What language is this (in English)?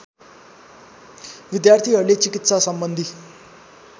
Nepali